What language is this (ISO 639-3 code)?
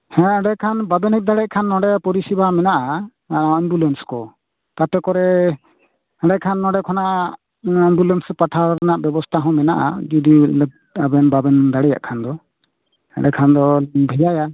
sat